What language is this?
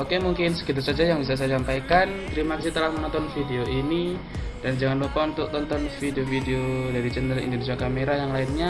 Indonesian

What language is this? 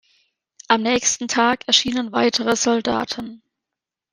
German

